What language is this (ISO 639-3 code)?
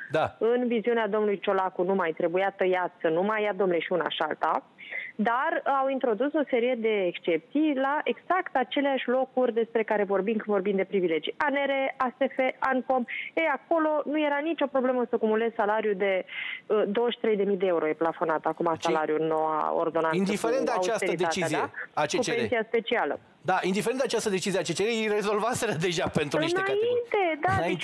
ron